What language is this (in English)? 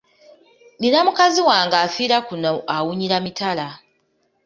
Ganda